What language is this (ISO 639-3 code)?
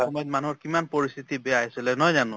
asm